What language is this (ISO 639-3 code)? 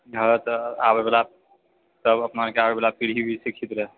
mai